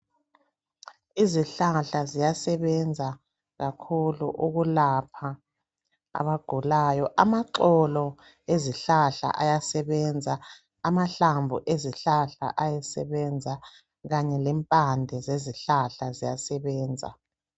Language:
North Ndebele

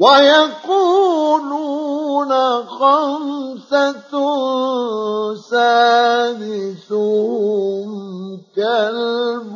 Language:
Arabic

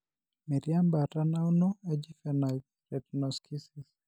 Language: Masai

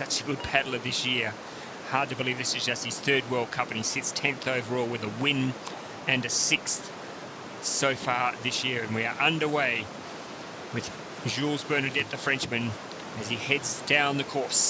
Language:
English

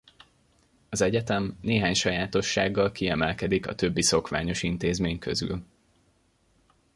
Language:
Hungarian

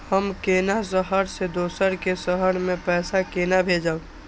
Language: Maithili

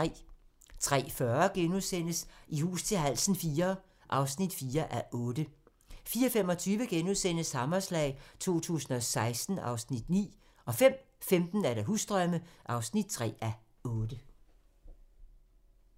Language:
Danish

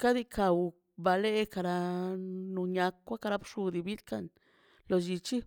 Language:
Mazaltepec Zapotec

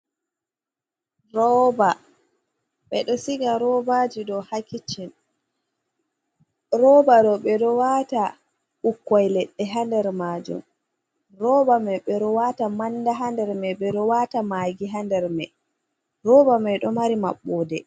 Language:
Fula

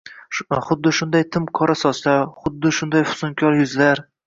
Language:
Uzbek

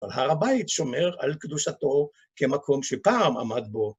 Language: Hebrew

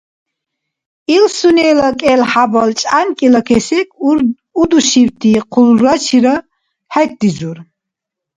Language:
Dargwa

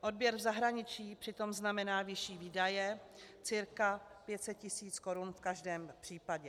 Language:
Czech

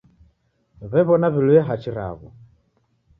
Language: Taita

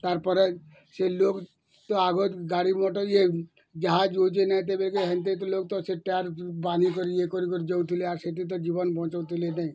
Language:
Odia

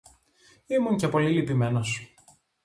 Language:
Greek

